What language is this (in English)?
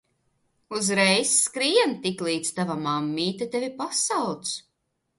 Latvian